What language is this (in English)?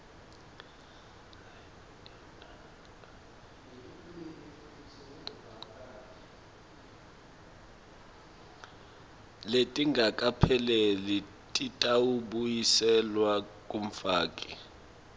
Swati